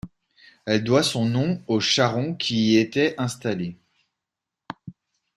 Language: French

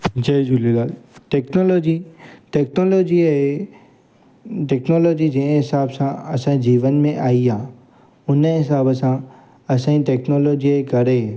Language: Sindhi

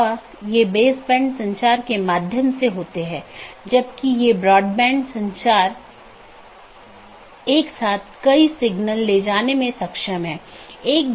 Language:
Hindi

